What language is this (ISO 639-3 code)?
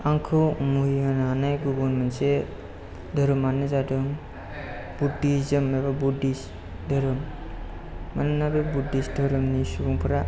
brx